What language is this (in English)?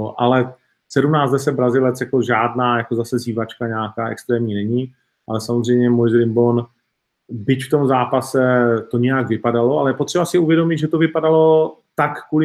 Czech